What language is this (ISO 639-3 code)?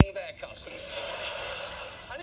jav